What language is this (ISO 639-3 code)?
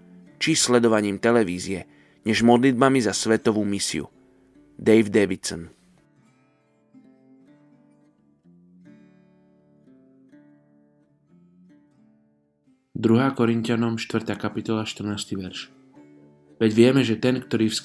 slk